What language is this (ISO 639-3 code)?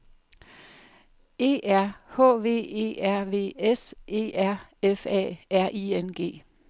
dan